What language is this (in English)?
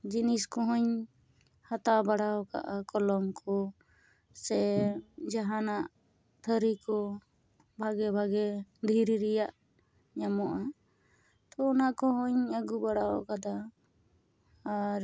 Santali